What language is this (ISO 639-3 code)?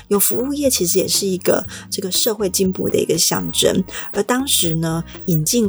zho